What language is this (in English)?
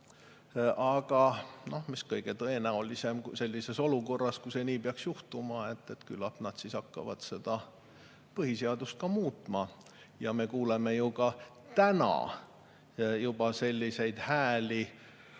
Estonian